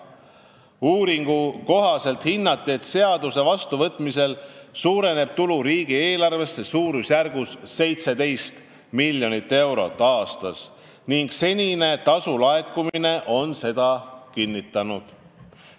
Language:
Estonian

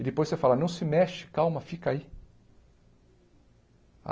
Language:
Portuguese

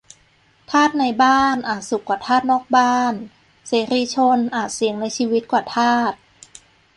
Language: Thai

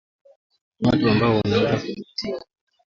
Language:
Swahili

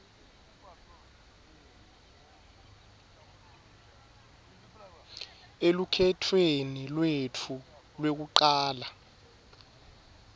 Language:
Swati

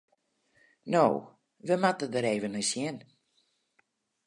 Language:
Western Frisian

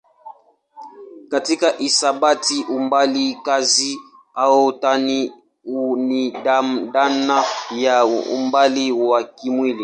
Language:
Swahili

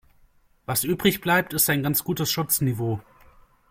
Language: German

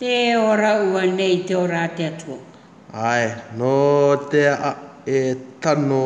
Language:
Māori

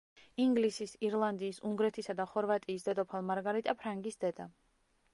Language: Georgian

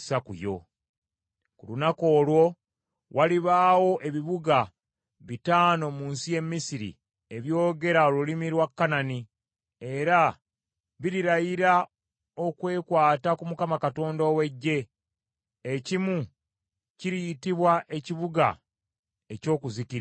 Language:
Ganda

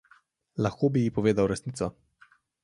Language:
Slovenian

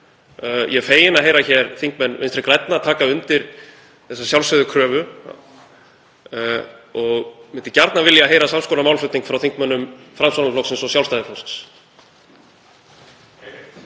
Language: Icelandic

